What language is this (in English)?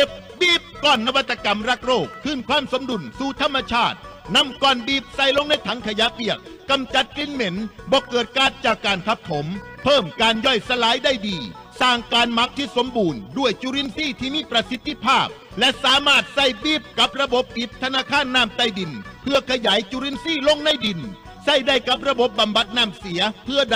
Thai